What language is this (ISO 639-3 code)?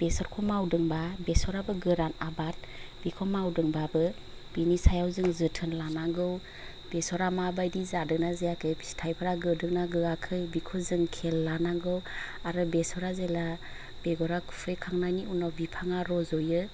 brx